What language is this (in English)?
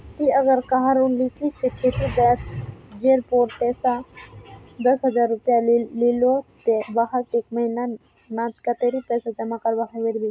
Magahi